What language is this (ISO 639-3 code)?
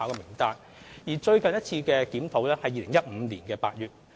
yue